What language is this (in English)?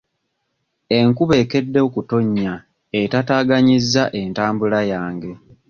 Ganda